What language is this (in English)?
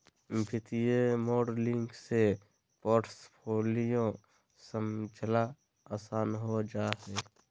Magahi